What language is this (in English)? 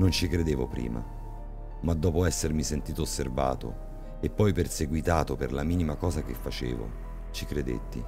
Italian